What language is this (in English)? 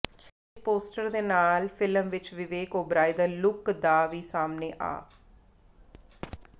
Punjabi